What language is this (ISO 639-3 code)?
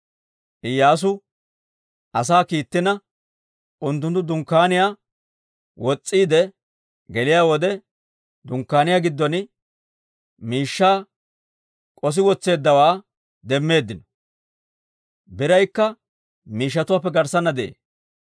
dwr